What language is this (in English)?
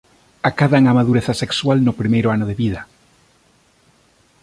Galician